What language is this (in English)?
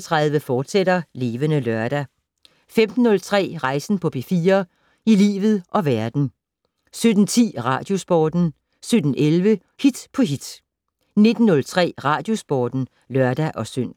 Danish